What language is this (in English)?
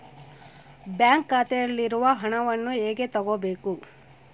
Kannada